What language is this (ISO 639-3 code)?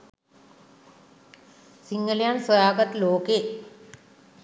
sin